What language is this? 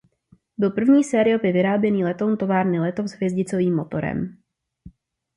Czech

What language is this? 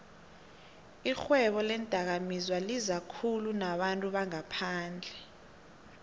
South Ndebele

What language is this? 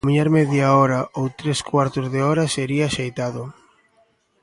Galician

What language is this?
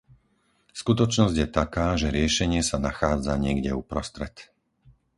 Slovak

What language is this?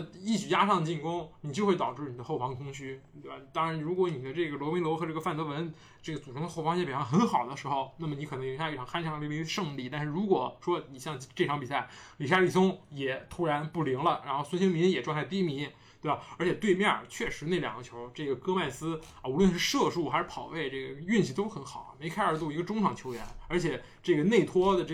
Chinese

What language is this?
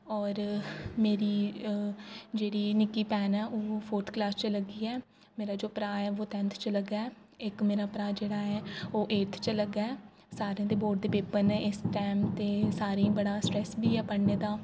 Dogri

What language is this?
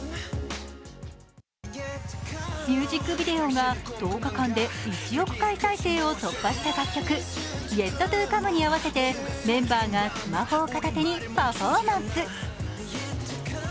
Japanese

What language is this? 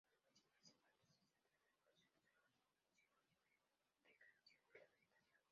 Spanish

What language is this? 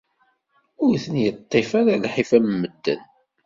Kabyle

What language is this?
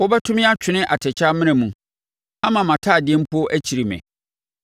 Akan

